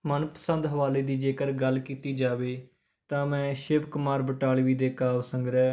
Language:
Punjabi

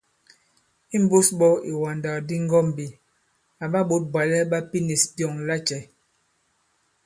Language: Bankon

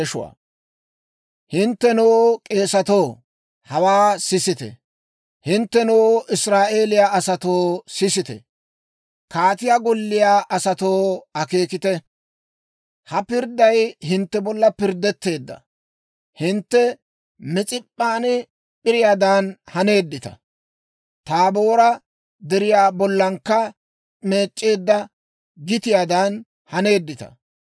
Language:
Dawro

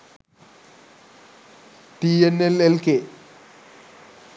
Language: Sinhala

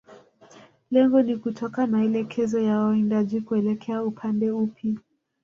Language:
Swahili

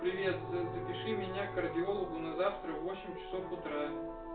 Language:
Russian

